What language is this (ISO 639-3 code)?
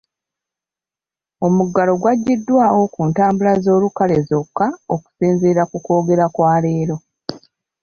lug